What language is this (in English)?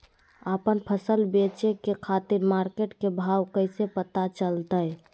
Magahi